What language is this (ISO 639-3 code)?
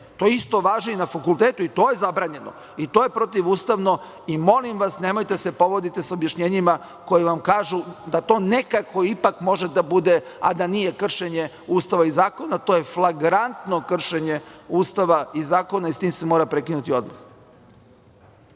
srp